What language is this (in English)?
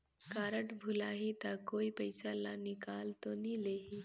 Chhattisgarhi